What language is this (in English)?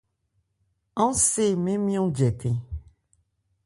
Ebrié